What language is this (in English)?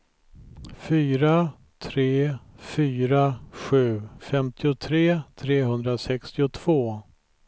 Swedish